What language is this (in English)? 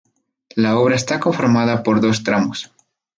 Spanish